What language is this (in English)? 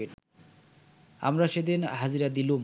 Bangla